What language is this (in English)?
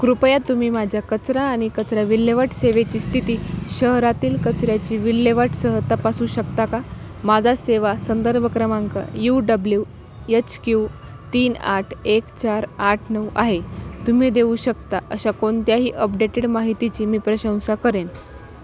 Marathi